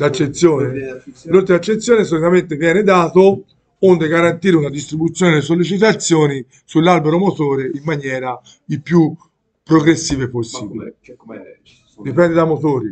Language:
Italian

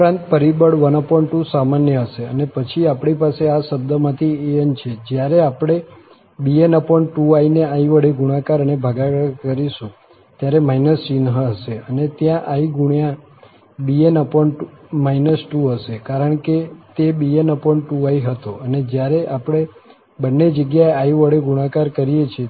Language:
Gujarati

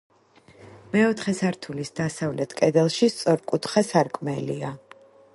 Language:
Georgian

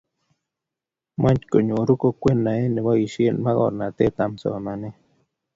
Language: Kalenjin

